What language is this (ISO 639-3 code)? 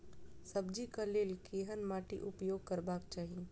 mai